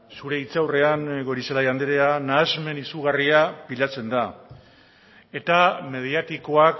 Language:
Basque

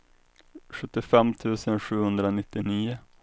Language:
Swedish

